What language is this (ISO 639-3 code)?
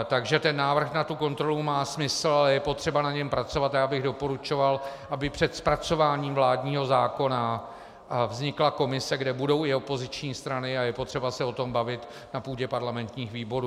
ces